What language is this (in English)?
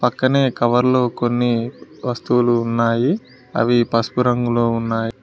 Telugu